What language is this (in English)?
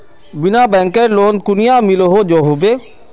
Magahi